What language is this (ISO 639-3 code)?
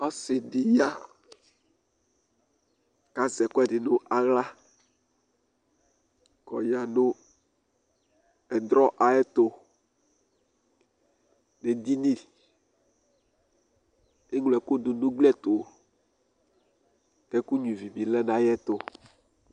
kpo